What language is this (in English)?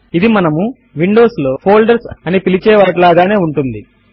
Telugu